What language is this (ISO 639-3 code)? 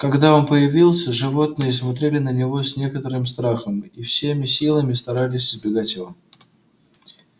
rus